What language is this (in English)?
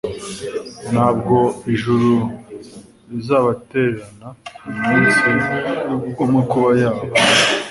Kinyarwanda